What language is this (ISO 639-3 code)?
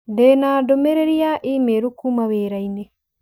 kik